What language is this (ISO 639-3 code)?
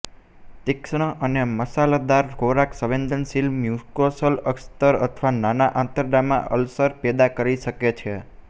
guj